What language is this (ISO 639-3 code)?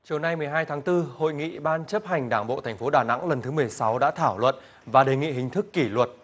vie